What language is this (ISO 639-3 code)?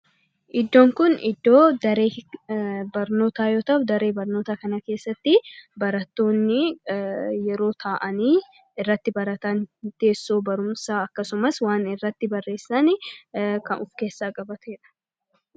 orm